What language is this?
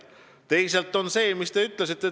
Estonian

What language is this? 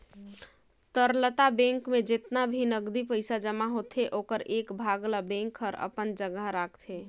Chhattisgarhi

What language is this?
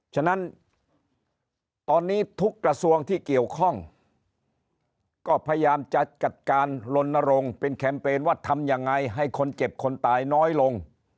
Thai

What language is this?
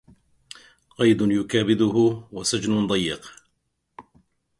Arabic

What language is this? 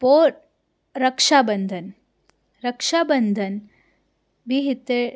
Sindhi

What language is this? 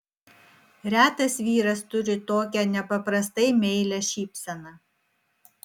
Lithuanian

